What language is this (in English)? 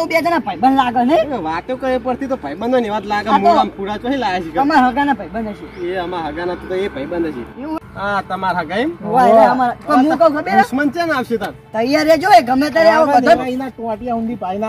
Gujarati